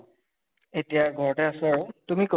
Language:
Assamese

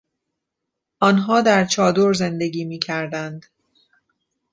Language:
Persian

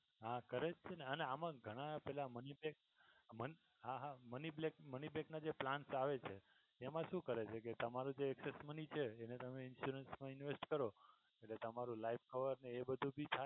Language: Gujarati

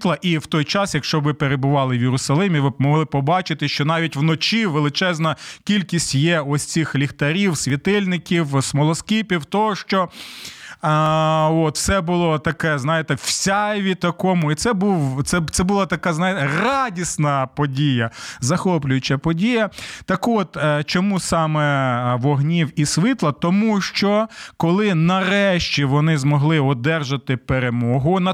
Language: Ukrainian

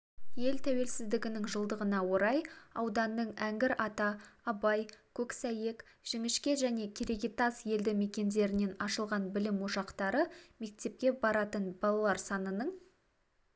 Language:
Kazakh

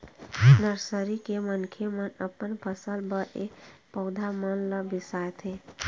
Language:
Chhattisgarhi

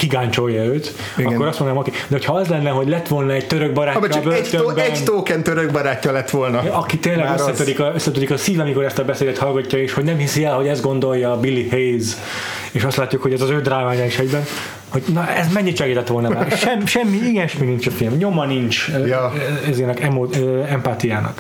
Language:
Hungarian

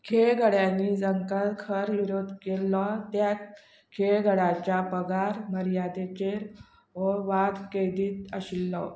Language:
Konkani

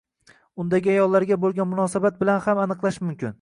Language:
Uzbek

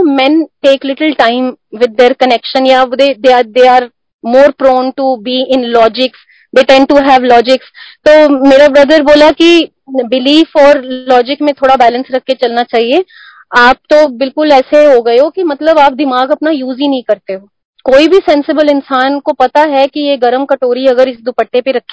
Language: Hindi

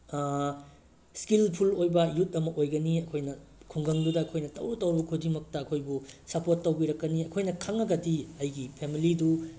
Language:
Manipuri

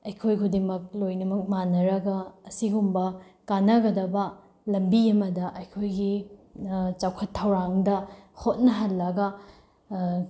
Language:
Manipuri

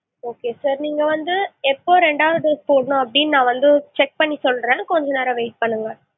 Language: Tamil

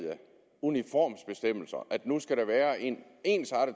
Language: Danish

